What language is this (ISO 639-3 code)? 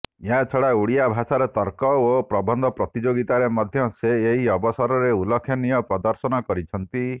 ori